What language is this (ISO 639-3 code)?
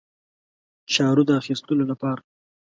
pus